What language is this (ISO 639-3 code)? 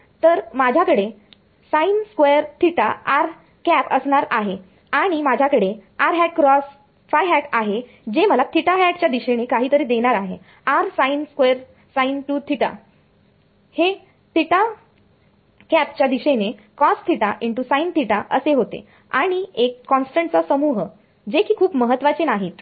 mar